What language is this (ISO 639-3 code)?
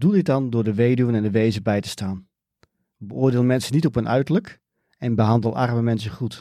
nld